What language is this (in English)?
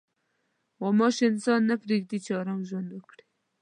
Pashto